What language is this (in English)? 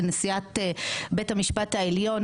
Hebrew